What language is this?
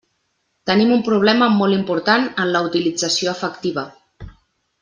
Catalan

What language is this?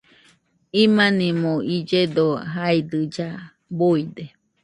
Nüpode Huitoto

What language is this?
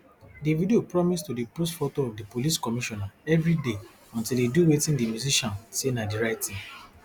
Nigerian Pidgin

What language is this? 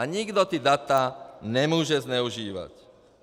Czech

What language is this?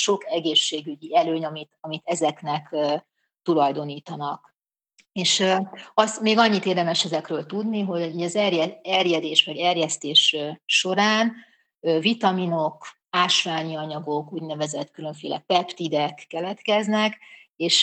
Hungarian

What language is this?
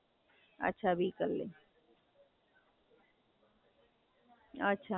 Gujarati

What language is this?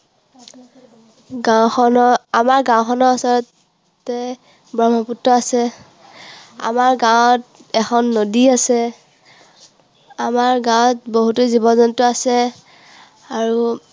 Assamese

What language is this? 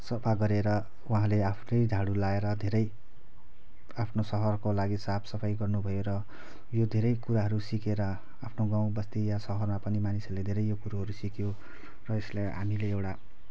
Nepali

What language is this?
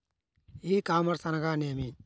Telugu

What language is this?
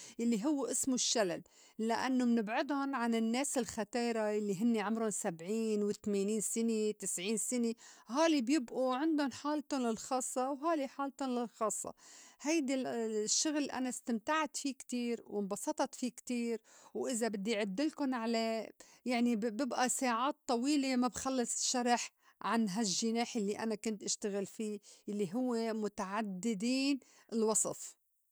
North Levantine Arabic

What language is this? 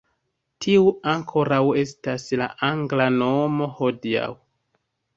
Esperanto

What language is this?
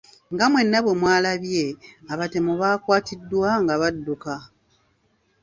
Ganda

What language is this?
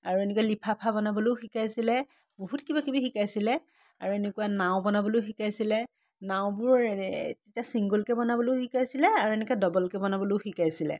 Assamese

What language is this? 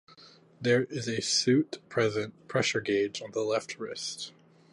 English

